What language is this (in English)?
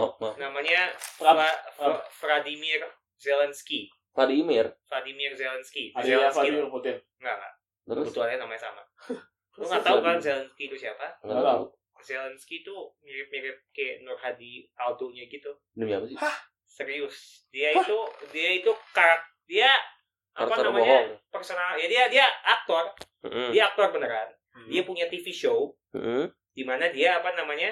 Indonesian